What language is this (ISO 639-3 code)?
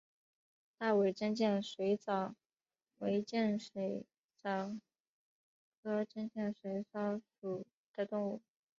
zho